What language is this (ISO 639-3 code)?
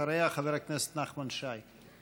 heb